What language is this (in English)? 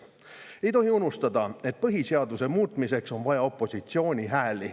Estonian